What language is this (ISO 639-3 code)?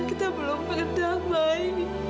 ind